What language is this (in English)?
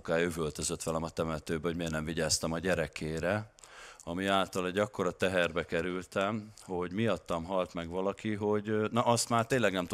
Hungarian